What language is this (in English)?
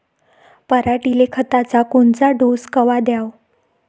Marathi